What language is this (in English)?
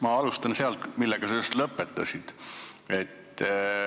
Estonian